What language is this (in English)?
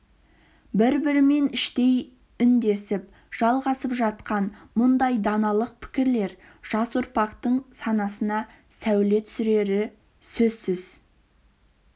Kazakh